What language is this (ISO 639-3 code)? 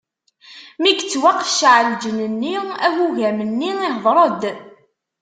kab